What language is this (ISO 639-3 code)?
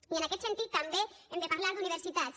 cat